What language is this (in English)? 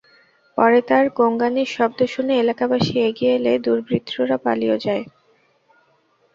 Bangla